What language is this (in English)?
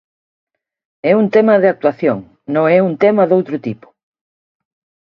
Galician